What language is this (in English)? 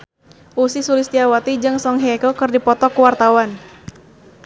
Sundanese